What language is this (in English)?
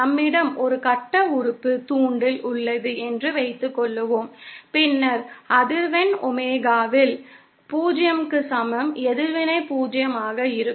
Tamil